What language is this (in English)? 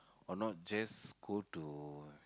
English